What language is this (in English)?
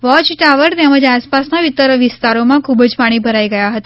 Gujarati